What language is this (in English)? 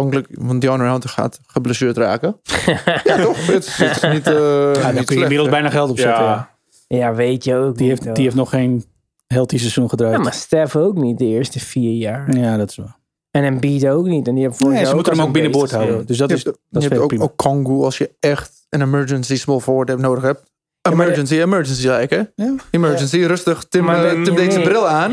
Dutch